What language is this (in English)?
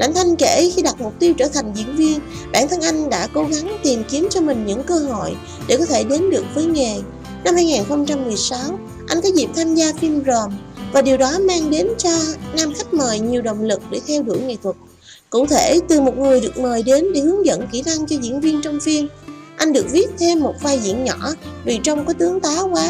Vietnamese